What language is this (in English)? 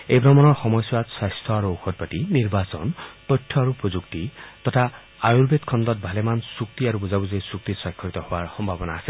Assamese